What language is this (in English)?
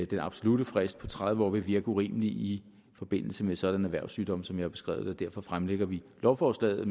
Danish